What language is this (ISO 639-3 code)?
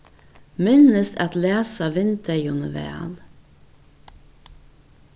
fao